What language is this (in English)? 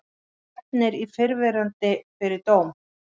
Icelandic